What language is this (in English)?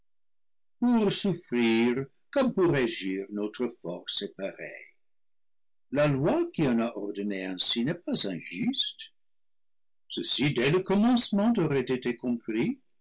French